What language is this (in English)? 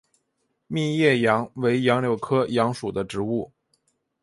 Chinese